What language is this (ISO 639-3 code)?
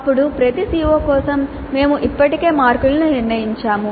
tel